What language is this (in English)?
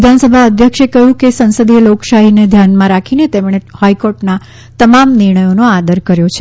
Gujarati